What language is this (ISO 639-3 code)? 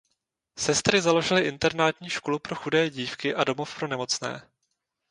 ces